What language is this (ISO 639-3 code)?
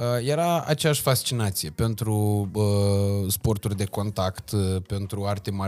ron